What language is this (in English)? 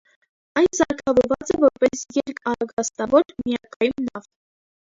Armenian